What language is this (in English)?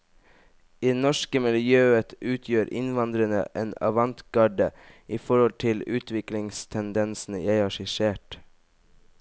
Norwegian